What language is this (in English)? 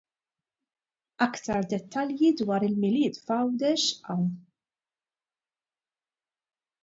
Maltese